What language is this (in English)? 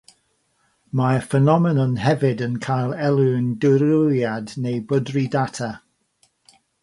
Welsh